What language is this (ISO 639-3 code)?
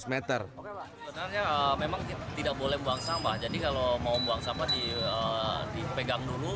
ind